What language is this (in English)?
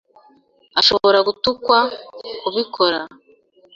Kinyarwanda